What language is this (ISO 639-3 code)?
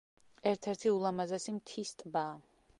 kat